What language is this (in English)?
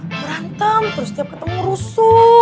Indonesian